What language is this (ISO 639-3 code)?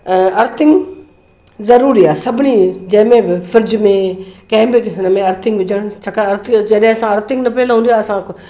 snd